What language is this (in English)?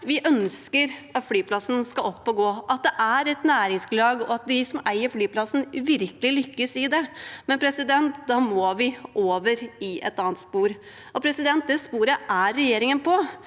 Norwegian